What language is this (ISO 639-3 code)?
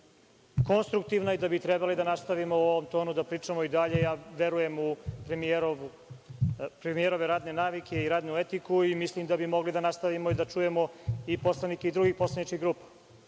srp